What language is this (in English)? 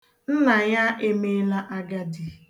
Igbo